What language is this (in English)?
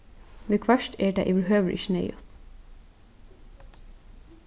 Faroese